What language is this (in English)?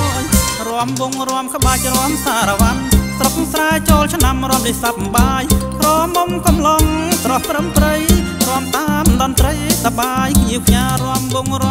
Thai